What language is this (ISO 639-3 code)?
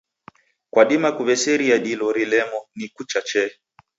dav